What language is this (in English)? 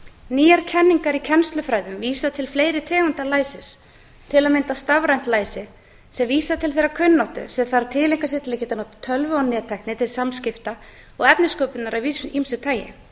Icelandic